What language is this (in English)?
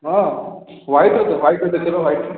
Odia